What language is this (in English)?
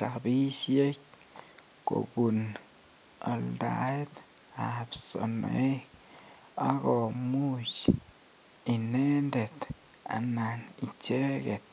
Kalenjin